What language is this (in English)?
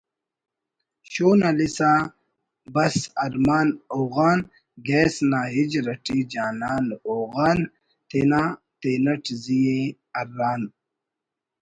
Brahui